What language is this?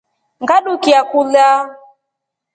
Rombo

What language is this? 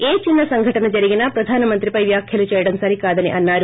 Telugu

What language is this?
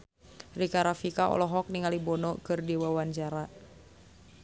Sundanese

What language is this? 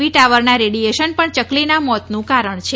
Gujarati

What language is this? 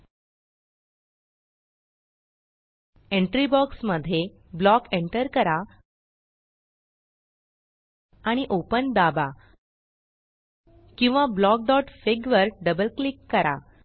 Marathi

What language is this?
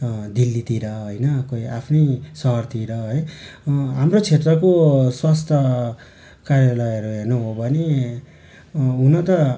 Nepali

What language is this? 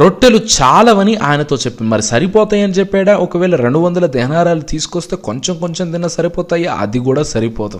Telugu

